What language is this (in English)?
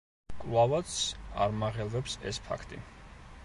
Georgian